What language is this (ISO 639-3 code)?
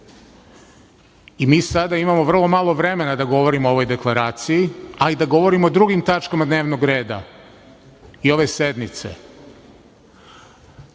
srp